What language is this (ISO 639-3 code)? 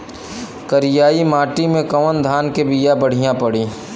bho